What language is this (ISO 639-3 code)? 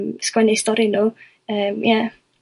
cym